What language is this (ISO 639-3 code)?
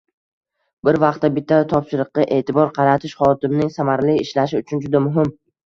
uzb